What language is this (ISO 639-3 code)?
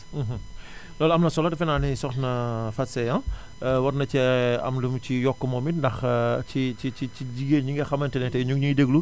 wol